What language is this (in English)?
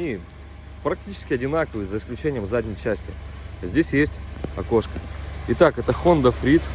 Russian